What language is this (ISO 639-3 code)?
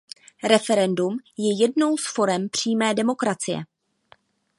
ces